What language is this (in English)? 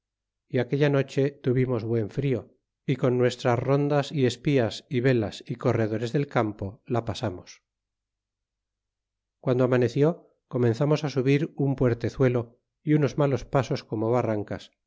Spanish